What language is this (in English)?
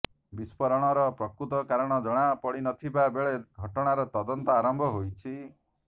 Odia